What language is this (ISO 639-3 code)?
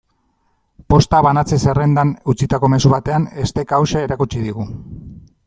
eus